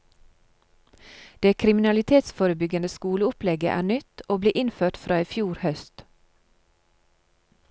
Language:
Norwegian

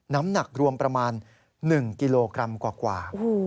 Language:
Thai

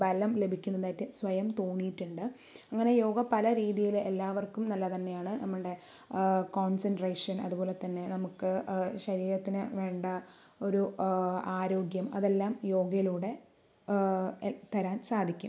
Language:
Malayalam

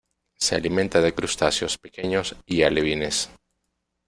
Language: Spanish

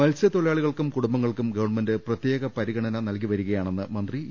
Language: Malayalam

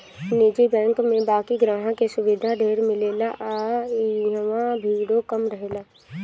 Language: Bhojpuri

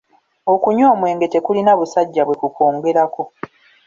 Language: Ganda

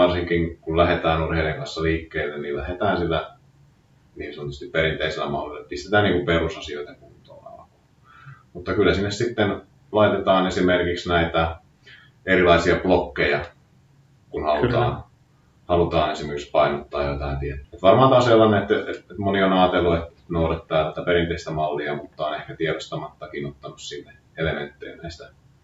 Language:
Finnish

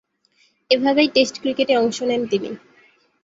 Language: Bangla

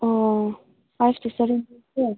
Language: Manipuri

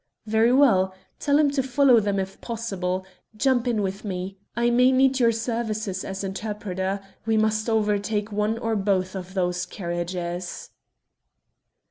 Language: English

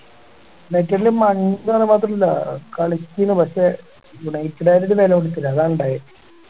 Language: Malayalam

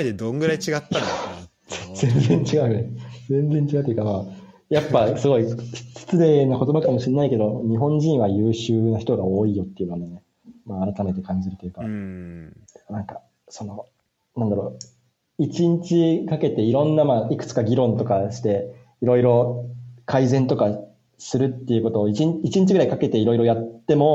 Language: Japanese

